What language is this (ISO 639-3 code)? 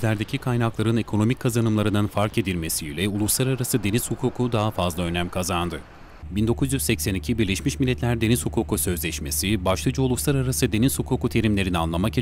tur